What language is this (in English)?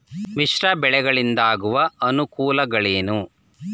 Kannada